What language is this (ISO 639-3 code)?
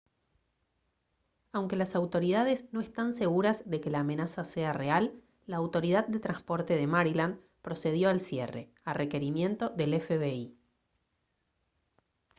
spa